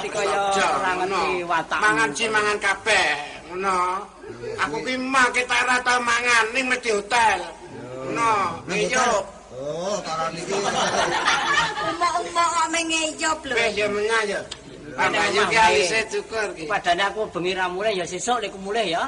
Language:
Indonesian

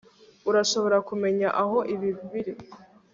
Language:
Kinyarwanda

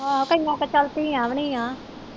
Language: Punjabi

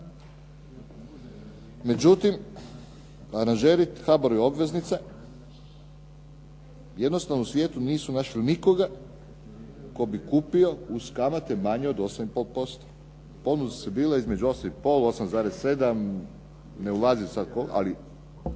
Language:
Croatian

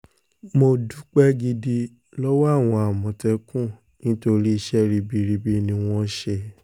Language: Yoruba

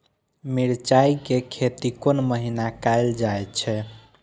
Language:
Maithili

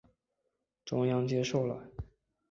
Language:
Chinese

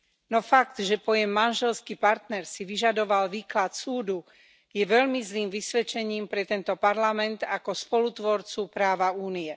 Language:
Slovak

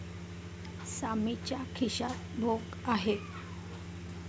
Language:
Marathi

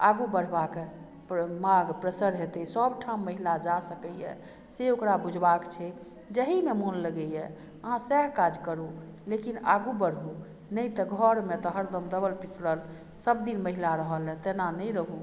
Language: Maithili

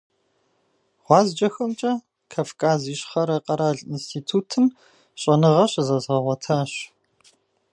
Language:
Kabardian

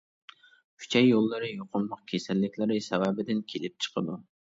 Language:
Uyghur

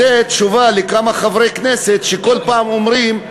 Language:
Hebrew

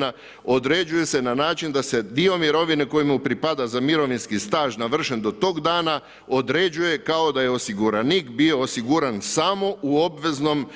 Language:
Croatian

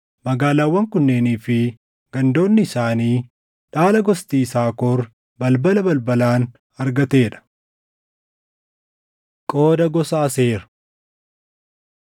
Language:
Oromo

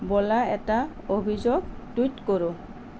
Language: Assamese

